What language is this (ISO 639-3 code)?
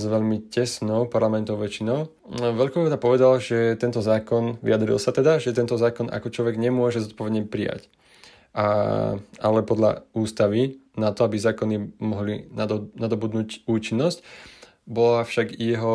slk